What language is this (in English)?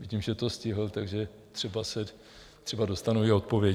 Czech